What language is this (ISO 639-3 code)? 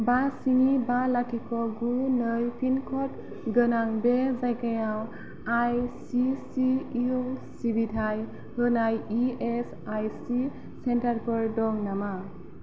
brx